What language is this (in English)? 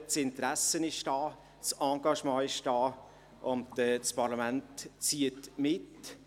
Swiss German